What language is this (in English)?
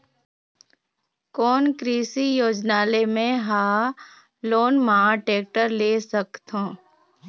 Chhattisgarhi